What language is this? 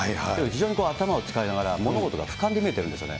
Japanese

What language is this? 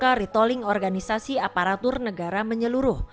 Indonesian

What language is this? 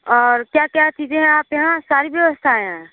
Hindi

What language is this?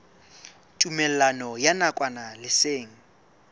Southern Sotho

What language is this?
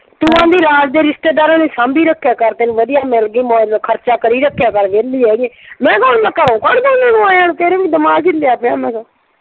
Punjabi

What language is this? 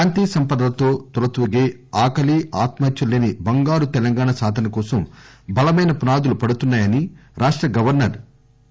Telugu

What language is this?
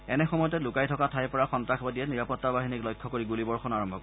Assamese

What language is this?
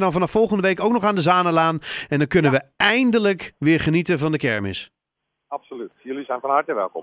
Dutch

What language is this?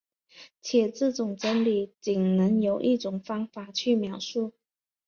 Chinese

